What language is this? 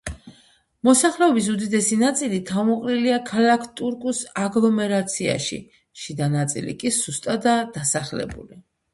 Georgian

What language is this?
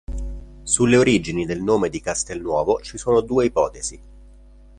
Italian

